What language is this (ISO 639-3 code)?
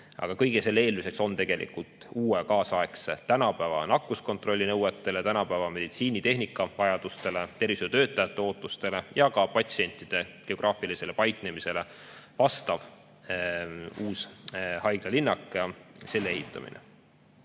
est